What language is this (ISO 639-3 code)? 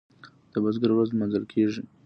pus